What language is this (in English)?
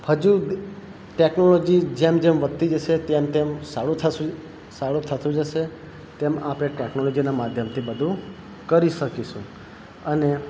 Gujarati